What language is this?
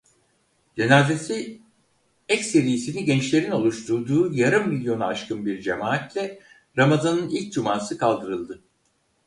Turkish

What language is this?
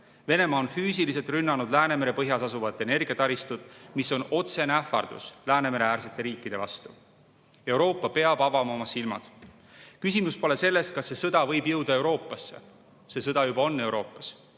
Estonian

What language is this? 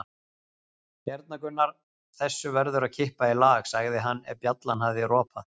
Icelandic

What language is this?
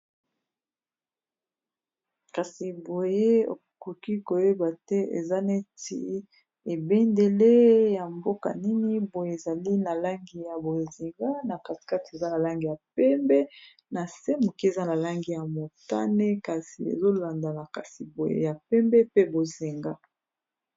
Lingala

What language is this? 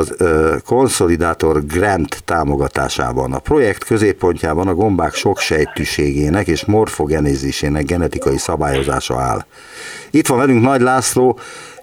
Hungarian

